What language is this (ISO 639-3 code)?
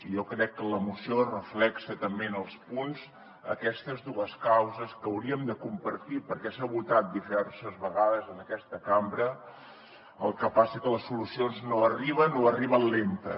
cat